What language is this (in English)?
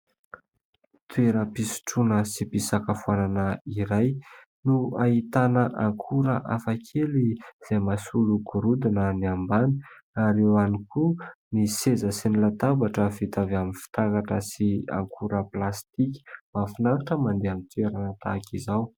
Malagasy